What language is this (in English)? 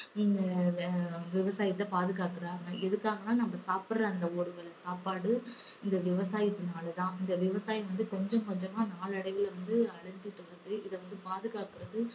Tamil